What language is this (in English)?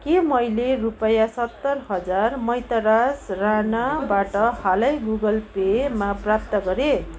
Nepali